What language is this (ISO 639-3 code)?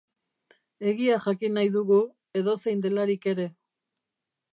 eus